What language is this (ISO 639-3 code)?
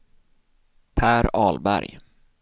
swe